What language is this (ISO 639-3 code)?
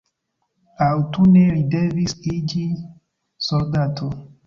epo